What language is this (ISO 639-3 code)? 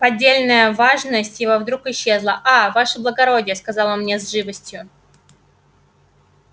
rus